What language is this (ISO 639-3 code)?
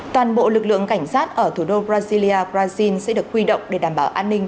vie